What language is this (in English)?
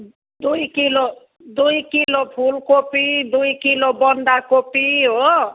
Nepali